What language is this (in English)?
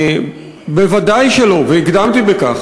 Hebrew